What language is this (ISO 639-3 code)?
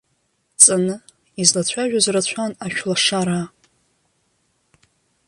abk